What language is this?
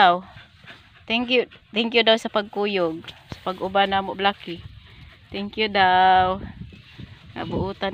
Filipino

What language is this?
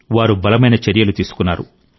Telugu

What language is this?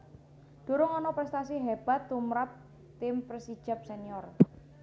Javanese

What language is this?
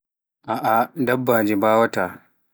Pular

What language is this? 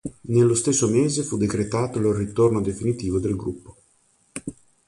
Italian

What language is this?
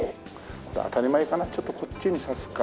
Japanese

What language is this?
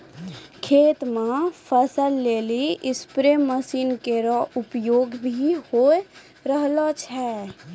Maithili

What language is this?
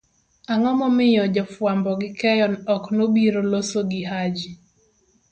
Luo (Kenya and Tanzania)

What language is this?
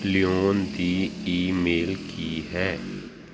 Punjabi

